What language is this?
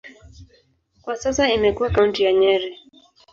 Swahili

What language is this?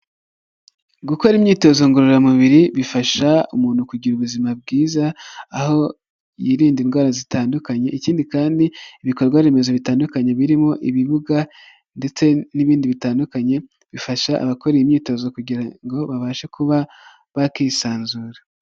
Kinyarwanda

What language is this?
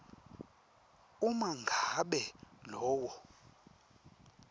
Swati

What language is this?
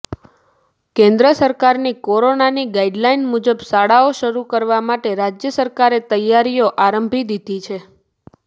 Gujarati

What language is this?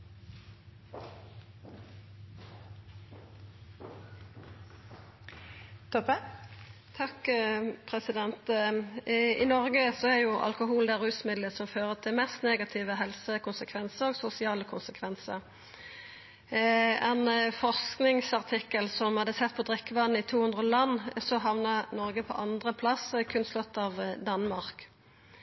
Norwegian Nynorsk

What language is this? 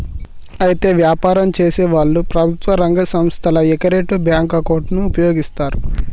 Telugu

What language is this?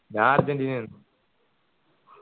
Malayalam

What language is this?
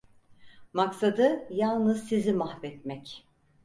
Turkish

